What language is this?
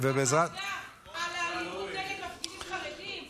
Hebrew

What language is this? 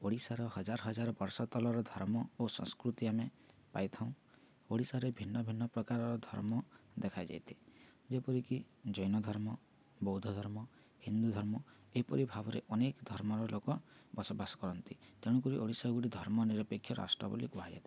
Odia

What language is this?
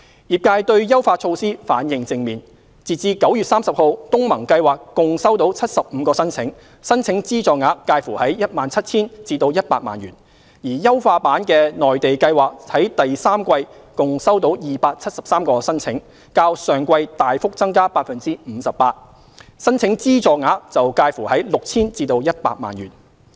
Cantonese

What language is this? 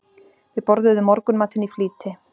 Icelandic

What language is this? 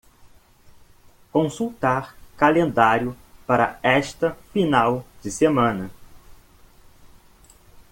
Portuguese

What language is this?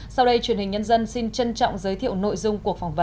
Vietnamese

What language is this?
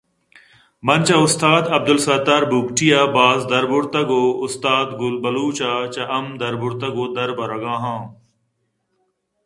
Eastern Balochi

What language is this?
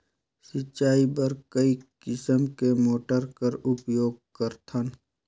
Chhattisgarhi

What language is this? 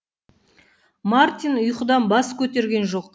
Kazakh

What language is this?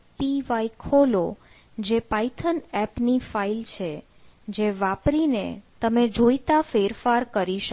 Gujarati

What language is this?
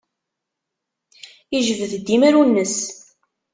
Kabyle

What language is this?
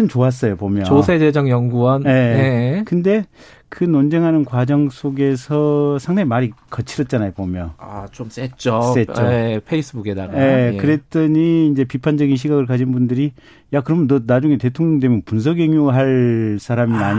Korean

